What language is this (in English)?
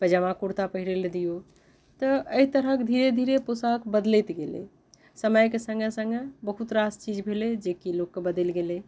Maithili